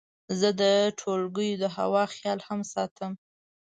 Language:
Pashto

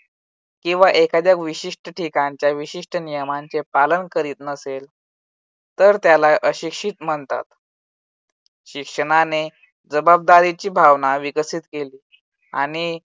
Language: Marathi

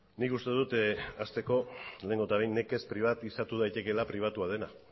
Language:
Basque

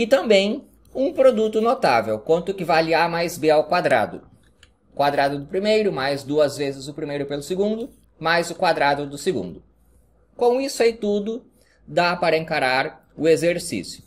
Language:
Portuguese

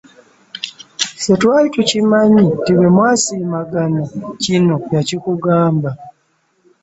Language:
Ganda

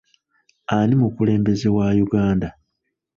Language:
Ganda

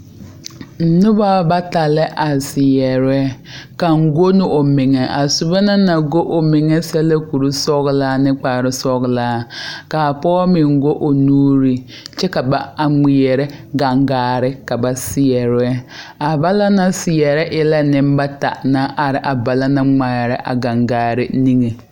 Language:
Southern Dagaare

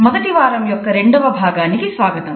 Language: Telugu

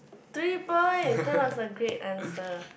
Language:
English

